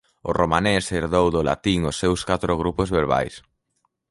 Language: Galician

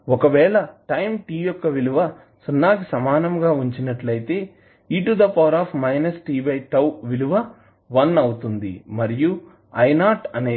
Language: Telugu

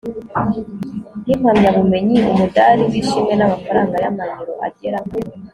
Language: Kinyarwanda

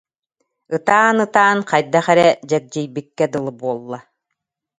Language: Yakut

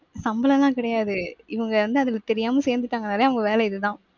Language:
Tamil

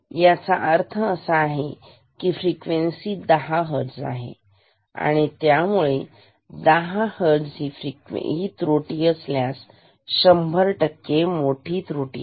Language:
Marathi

